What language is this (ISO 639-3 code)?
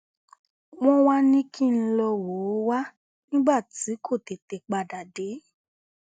yor